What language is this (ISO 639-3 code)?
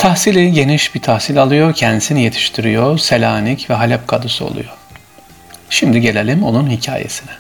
tur